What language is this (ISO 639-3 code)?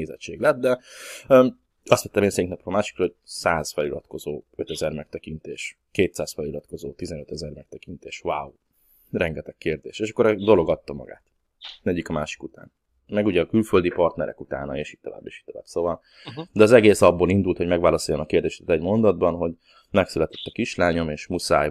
hun